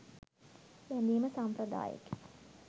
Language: Sinhala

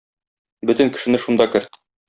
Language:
Tatar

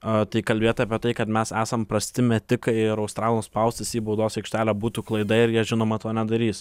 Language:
Lithuanian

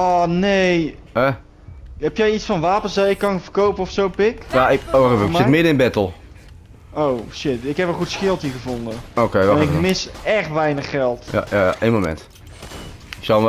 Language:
Dutch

